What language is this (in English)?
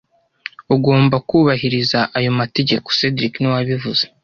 Kinyarwanda